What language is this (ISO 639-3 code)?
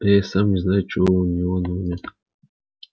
rus